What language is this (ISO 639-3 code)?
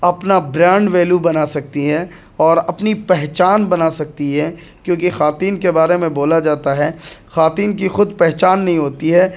urd